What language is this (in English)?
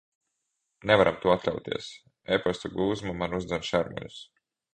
Latvian